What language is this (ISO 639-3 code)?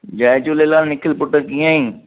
snd